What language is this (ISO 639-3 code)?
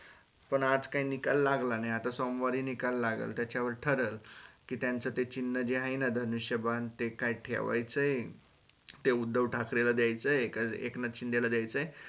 mar